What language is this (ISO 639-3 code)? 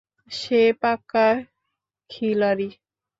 ben